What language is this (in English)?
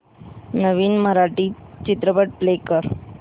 Marathi